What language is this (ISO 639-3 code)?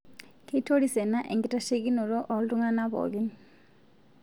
mas